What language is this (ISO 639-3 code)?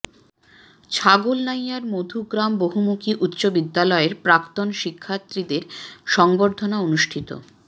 ben